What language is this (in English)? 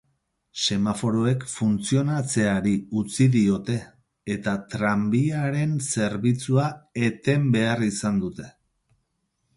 Basque